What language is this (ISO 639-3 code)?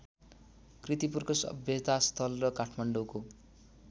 nep